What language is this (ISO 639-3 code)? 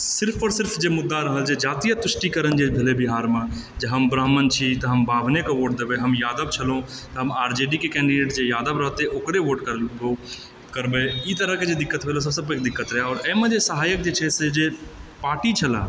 mai